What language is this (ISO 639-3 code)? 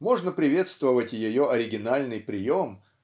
rus